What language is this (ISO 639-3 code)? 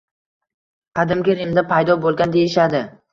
uzb